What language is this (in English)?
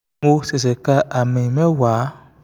Yoruba